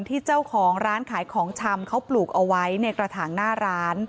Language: Thai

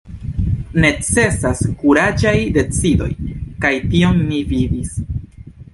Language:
Esperanto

